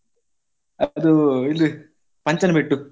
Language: Kannada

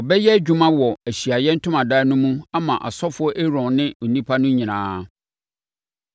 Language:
Akan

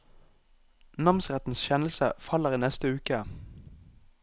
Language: Norwegian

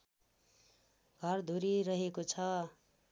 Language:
Nepali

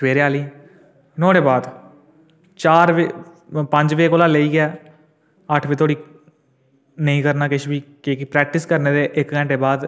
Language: Dogri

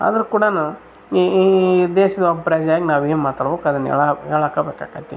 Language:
Kannada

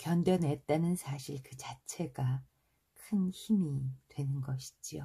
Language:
Korean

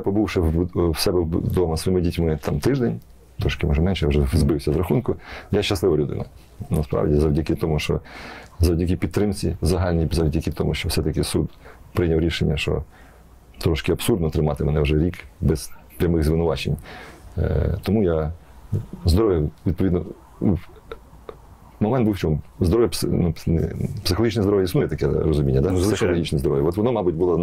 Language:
Ukrainian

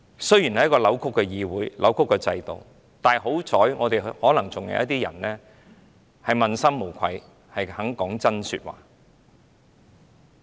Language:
Cantonese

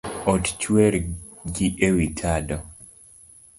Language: Luo (Kenya and Tanzania)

